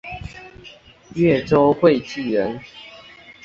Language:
Chinese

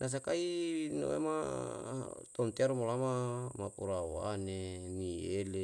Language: Yalahatan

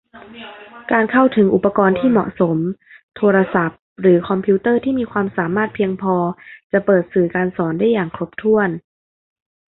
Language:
Thai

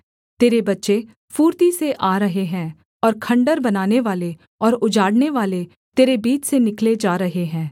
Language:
Hindi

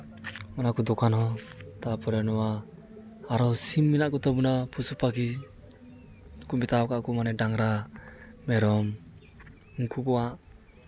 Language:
Santali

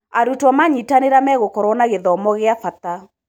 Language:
Kikuyu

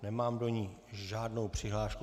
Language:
Czech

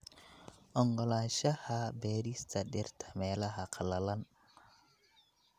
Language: Somali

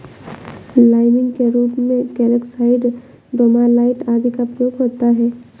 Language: Hindi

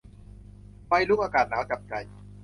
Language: Thai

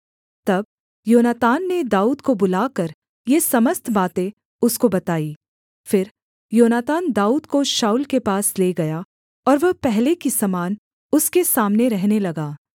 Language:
Hindi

